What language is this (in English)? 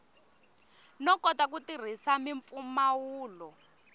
Tsonga